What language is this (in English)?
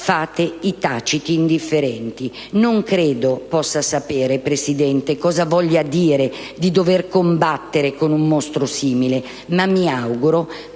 Italian